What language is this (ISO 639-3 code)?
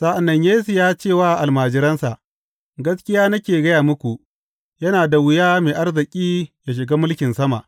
hau